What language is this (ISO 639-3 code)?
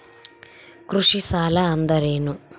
kan